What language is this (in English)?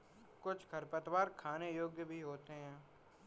Hindi